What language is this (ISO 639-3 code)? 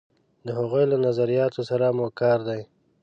pus